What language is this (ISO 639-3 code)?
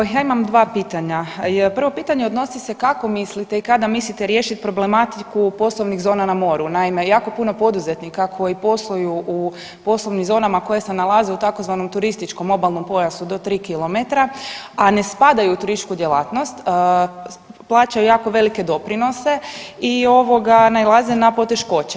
hrv